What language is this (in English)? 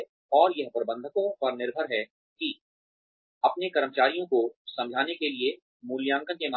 Hindi